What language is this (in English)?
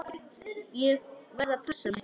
Icelandic